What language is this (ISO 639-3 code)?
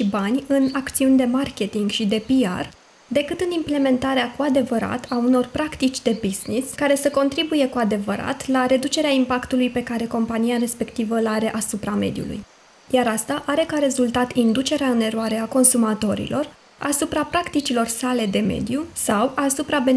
ron